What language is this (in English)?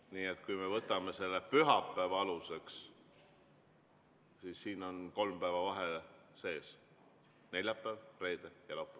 Estonian